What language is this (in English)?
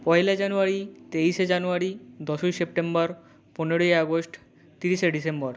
Bangla